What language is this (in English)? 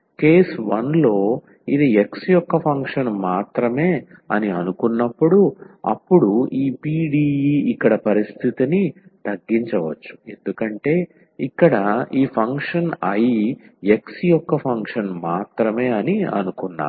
Telugu